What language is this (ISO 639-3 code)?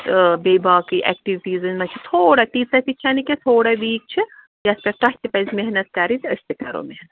kas